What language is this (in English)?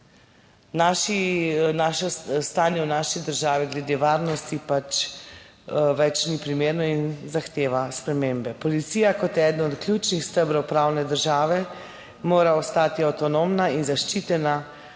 Slovenian